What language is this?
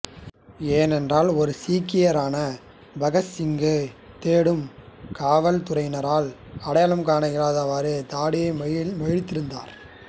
Tamil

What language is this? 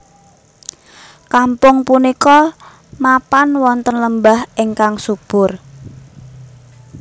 Javanese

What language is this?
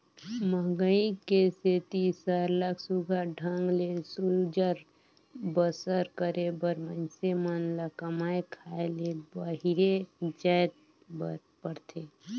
Chhattisgarhi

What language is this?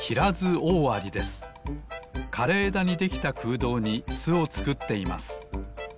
Japanese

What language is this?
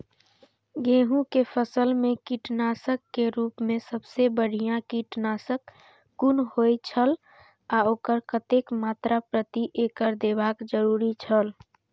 Maithili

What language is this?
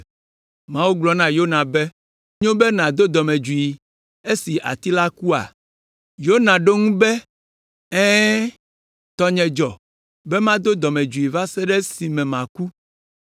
Ewe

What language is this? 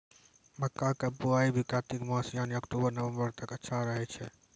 Maithili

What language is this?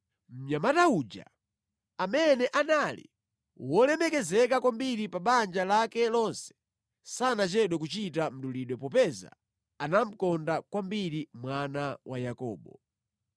Nyanja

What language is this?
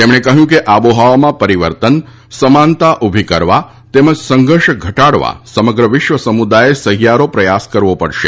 Gujarati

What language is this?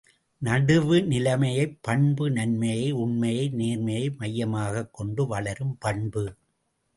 Tamil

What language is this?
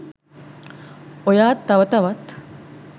Sinhala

